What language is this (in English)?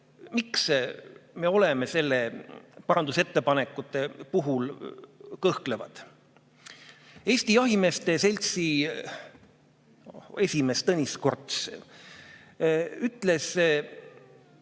Estonian